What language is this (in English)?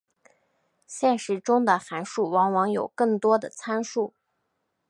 Chinese